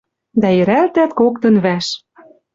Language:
Western Mari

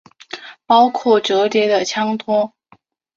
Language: Chinese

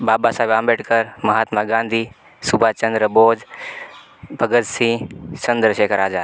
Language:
Gujarati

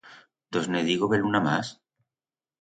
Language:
Aragonese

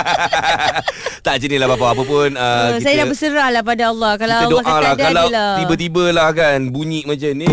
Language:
Malay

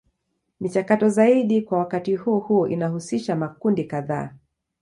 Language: Swahili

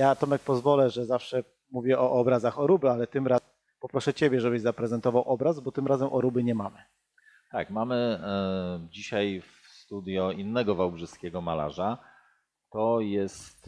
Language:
Polish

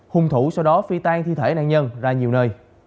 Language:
Vietnamese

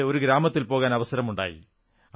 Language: Malayalam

